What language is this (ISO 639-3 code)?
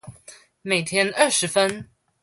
zho